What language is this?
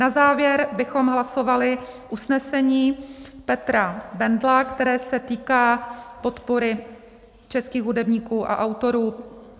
Czech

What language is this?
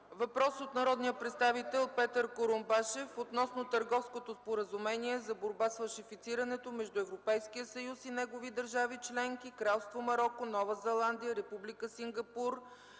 Bulgarian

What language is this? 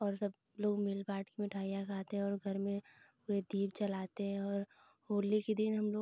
Hindi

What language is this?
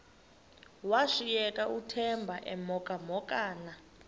Xhosa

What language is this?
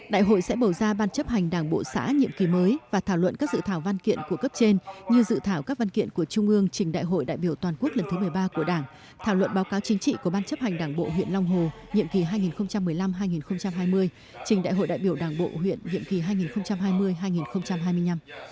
Vietnamese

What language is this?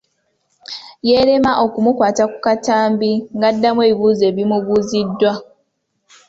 Ganda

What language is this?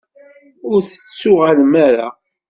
Kabyle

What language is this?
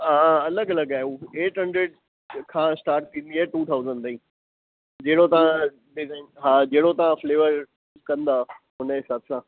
Sindhi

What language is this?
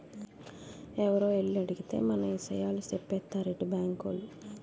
Telugu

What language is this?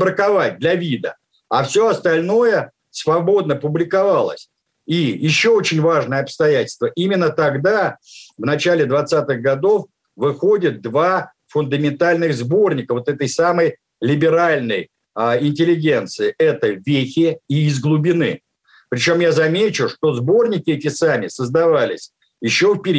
Russian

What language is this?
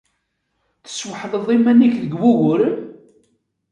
Kabyle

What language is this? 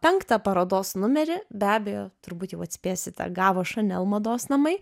Lithuanian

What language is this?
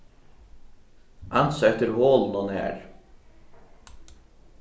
Faroese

